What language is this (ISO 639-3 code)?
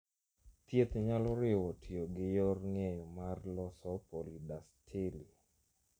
luo